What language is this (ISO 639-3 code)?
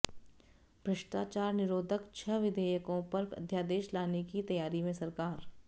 hin